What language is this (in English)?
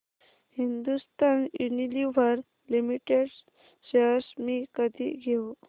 Marathi